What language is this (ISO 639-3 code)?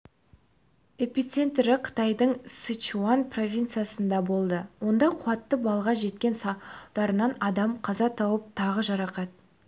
kaz